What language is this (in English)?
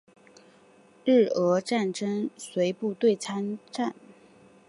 Chinese